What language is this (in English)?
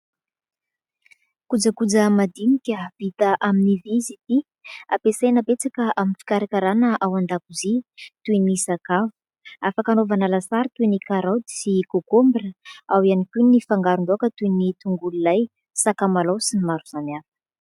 Malagasy